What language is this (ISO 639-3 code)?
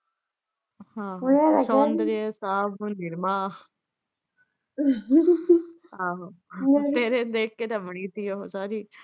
pan